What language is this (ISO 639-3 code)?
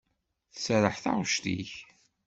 kab